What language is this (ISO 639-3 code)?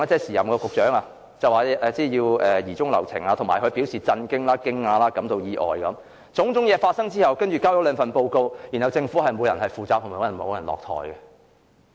yue